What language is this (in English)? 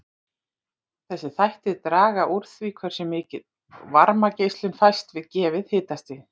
Icelandic